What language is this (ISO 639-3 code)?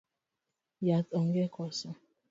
luo